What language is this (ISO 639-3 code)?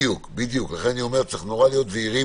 heb